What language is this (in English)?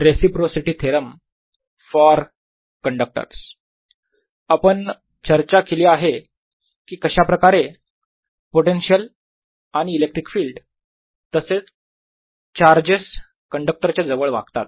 Marathi